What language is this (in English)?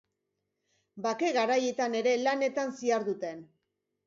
Basque